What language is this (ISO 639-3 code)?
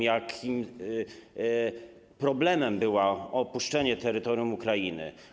pol